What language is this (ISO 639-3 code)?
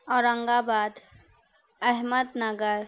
urd